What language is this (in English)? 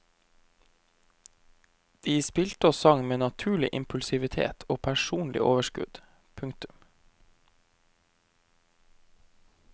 Norwegian